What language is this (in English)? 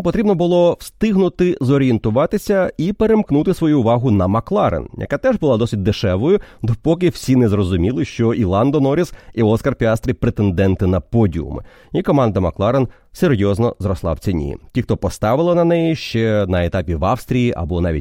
Ukrainian